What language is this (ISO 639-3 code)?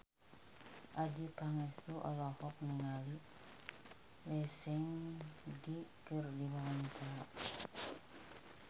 sun